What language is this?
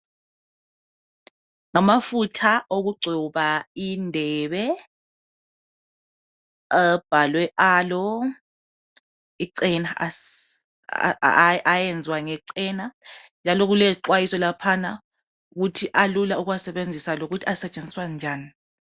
North Ndebele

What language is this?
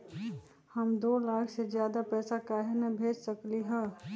Magahi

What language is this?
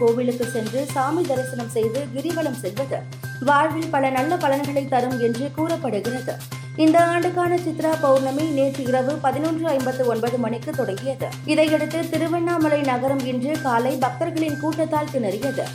Tamil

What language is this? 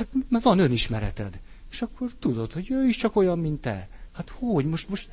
Hungarian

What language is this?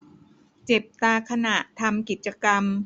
Thai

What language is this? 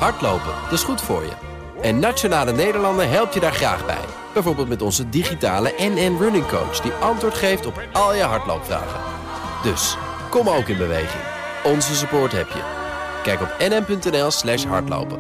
Dutch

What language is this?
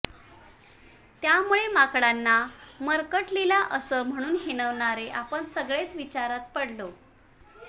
Marathi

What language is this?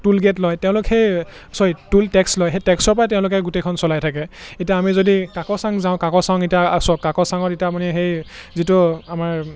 Assamese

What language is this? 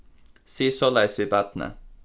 Faroese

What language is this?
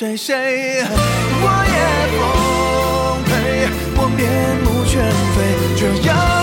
Chinese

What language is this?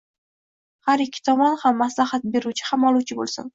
Uzbek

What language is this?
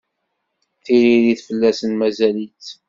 Kabyle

